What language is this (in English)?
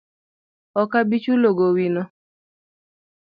Luo (Kenya and Tanzania)